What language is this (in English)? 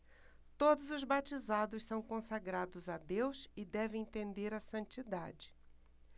Portuguese